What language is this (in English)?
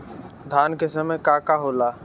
Bhojpuri